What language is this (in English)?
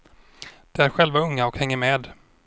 Swedish